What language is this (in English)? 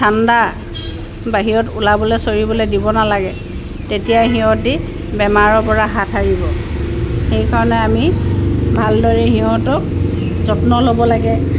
Assamese